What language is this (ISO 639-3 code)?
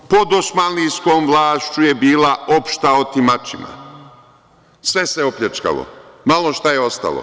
srp